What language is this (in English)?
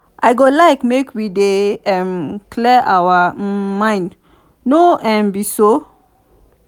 Nigerian Pidgin